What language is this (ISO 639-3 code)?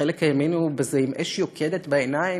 heb